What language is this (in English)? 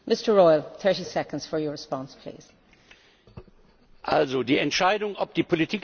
German